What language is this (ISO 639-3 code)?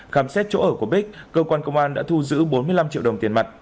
vie